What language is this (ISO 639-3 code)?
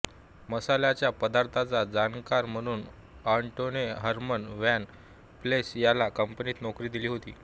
mar